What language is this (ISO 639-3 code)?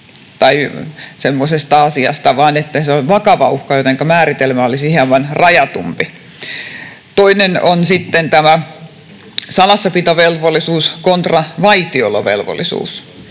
fin